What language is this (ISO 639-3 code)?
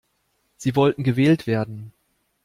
deu